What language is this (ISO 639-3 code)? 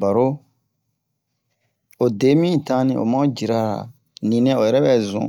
bmq